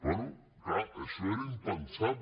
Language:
Catalan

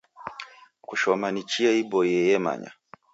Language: Taita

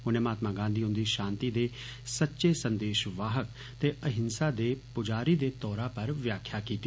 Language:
Dogri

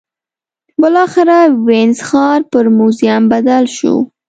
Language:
Pashto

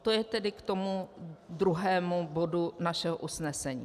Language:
Czech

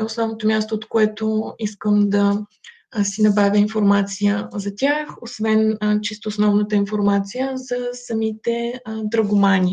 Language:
Bulgarian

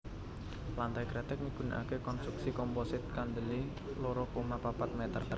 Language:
Javanese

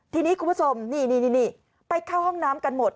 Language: Thai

